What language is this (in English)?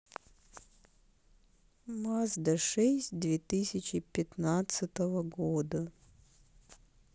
Russian